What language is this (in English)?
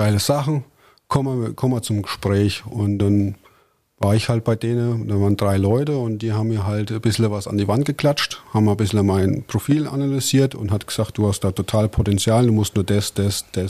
German